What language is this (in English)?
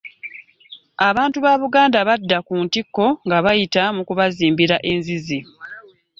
Ganda